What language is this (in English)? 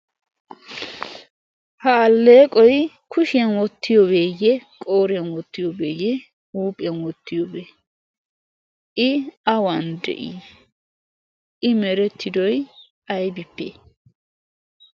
Wolaytta